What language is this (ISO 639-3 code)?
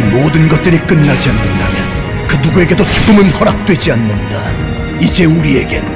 kor